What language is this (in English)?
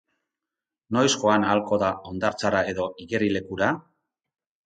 Basque